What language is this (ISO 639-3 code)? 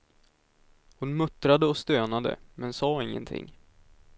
swe